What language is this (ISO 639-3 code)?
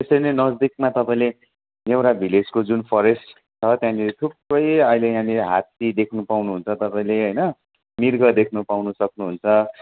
nep